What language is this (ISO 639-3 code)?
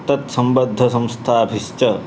san